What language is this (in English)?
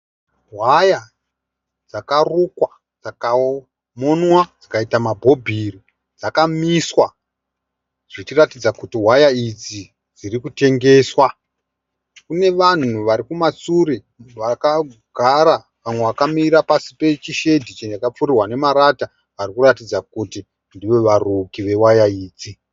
Shona